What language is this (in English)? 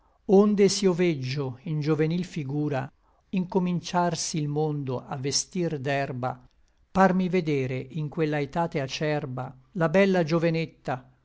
Italian